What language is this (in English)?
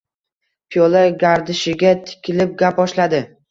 Uzbek